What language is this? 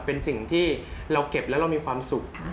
Thai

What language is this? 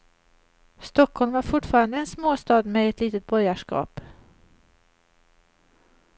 Swedish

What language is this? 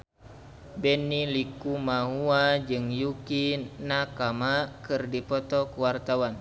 Sundanese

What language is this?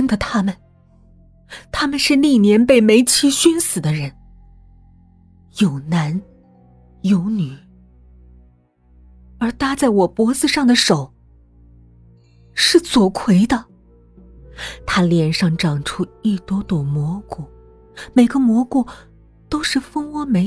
Chinese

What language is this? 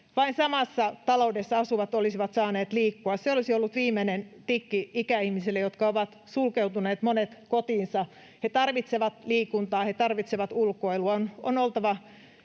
Finnish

